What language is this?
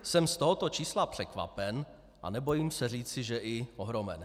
Czech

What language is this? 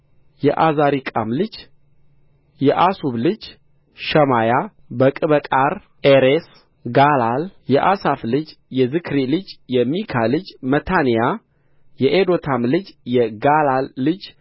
Amharic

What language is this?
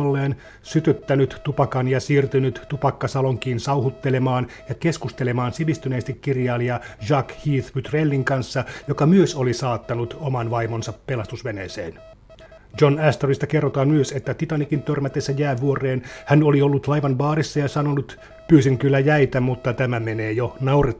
Finnish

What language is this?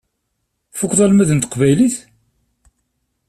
Kabyle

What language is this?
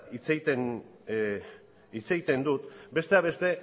Basque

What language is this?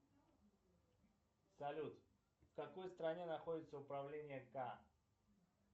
Russian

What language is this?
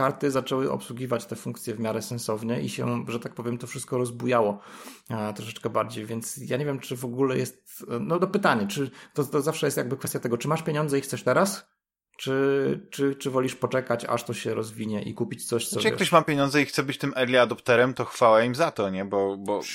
Polish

